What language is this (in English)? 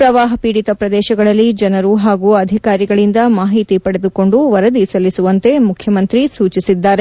Kannada